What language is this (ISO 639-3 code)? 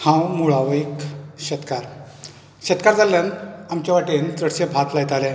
kok